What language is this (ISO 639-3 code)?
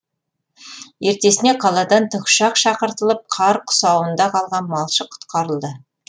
kaz